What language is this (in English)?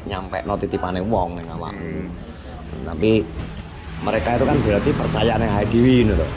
Indonesian